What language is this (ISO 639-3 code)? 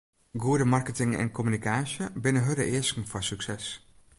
fry